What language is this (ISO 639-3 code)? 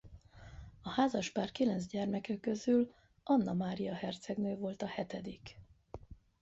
hun